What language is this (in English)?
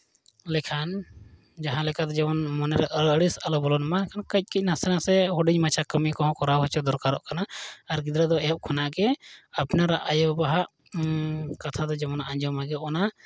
Santali